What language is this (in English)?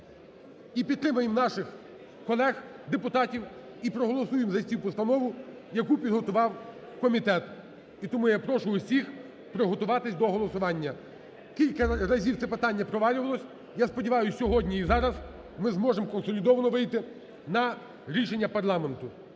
Ukrainian